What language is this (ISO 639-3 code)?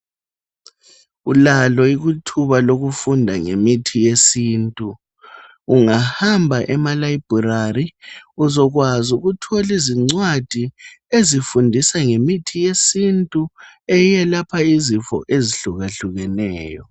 nde